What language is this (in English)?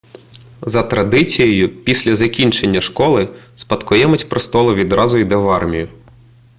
Ukrainian